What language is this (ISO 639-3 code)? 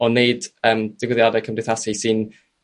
cym